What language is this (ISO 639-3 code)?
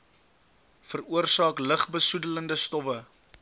afr